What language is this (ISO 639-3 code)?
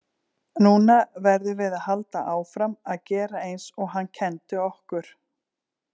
isl